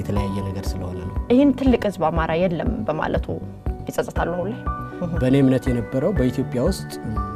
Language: Arabic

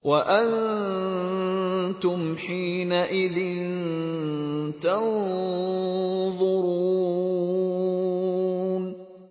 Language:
Arabic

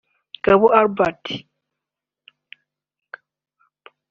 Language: Kinyarwanda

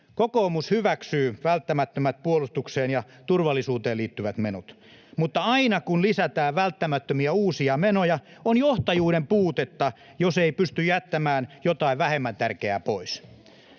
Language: Finnish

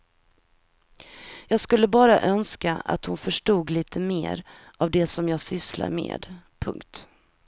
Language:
Swedish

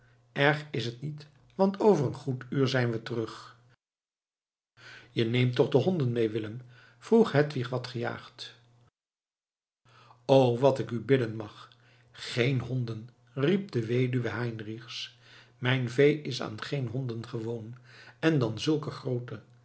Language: Dutch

